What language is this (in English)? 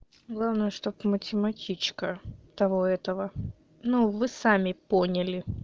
Russian